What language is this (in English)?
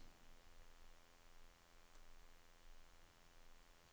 Norwegian